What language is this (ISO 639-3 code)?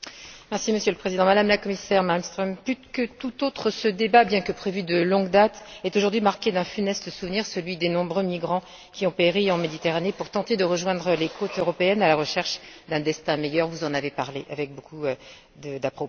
fra